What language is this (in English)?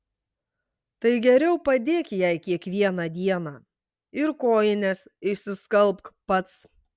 Lithuanian